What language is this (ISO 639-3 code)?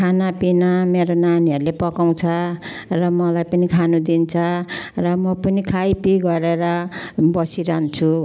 nep